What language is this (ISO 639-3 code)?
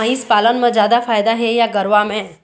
hne